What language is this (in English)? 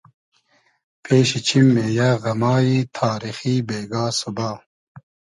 Hazaragi